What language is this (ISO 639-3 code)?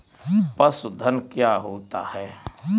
hin